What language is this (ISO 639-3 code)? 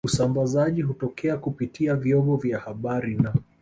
swa